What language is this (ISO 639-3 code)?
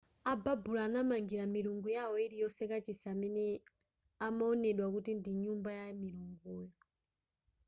nya